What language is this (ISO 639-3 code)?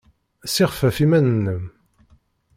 kab